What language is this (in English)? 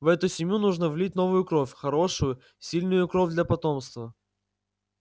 Russian